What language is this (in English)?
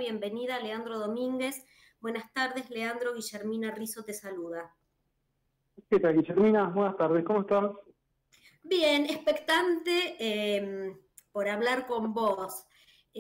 Spanish